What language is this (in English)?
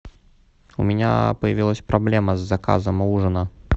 Russian